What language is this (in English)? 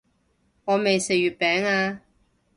Cantonese